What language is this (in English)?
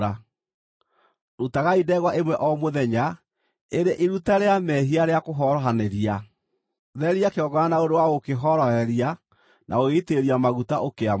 Kikuyu